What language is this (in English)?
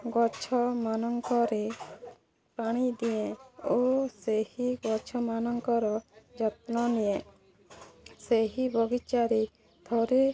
Odia